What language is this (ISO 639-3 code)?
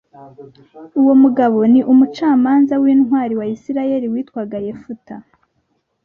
kin